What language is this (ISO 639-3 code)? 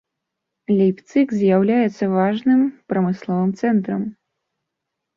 bel